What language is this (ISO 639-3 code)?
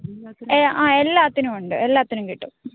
mal